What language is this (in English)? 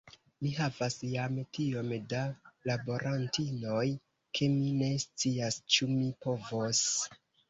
Esperanto